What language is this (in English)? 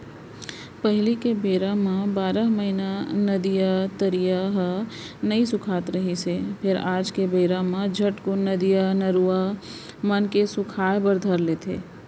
Chhattisgarhi